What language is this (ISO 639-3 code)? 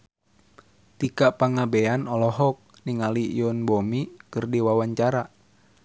sun